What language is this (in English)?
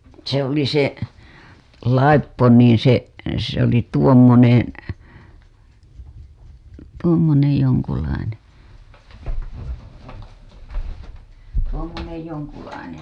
Finnish